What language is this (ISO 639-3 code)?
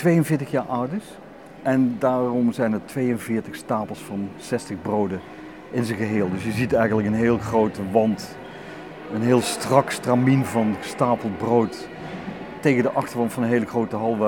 nld